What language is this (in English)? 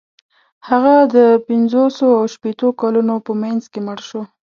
Pashto